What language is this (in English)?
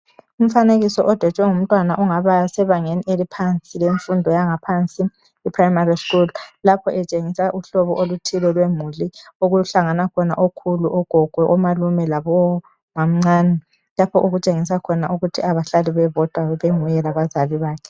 North Ndebele